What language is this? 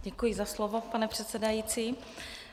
Czech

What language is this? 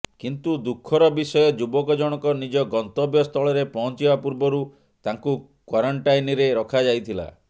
Odia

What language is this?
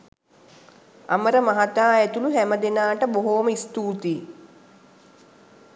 Sinhala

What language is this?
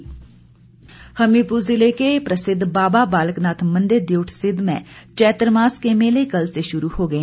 Hindi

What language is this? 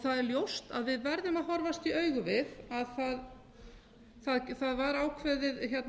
Icelandic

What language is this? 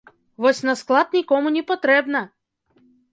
Belarusian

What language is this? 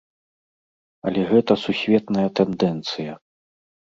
Belarusian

